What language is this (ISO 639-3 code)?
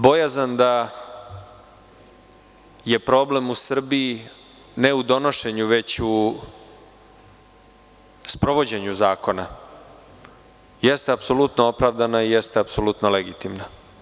srp